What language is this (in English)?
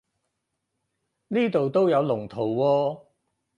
Cantonese